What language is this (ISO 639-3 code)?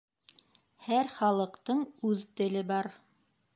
bak